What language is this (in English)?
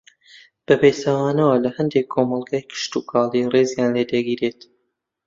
Central Kurdish